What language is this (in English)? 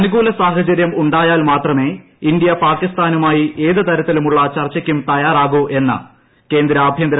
Malayalam